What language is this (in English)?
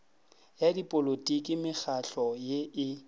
Northern Sotho